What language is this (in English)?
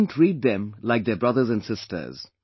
English